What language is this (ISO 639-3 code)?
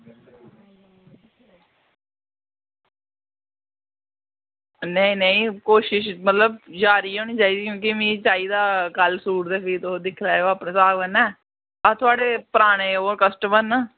doi